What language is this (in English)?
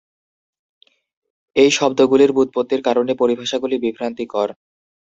Bangla